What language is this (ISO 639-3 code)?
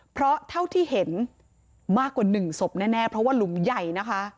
tha